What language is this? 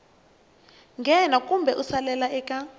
Tsonga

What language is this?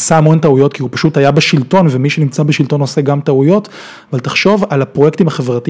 Hebrew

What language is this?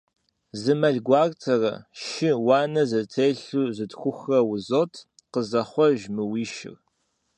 Kabardian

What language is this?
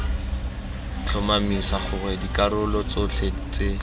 Tswana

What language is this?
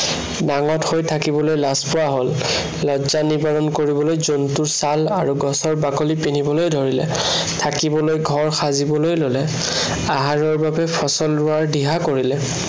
Assamese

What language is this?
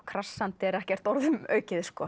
Icelandic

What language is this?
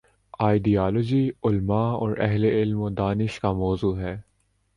Urdu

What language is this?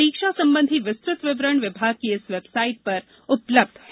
Hindi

